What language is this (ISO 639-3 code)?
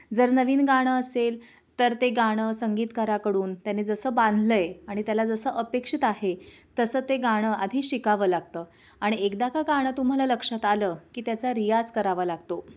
mar